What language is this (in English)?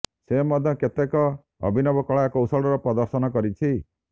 Odia